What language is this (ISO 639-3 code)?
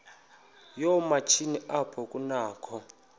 xho